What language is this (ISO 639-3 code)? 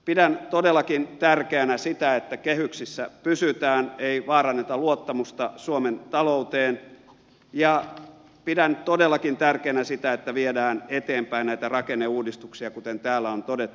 fin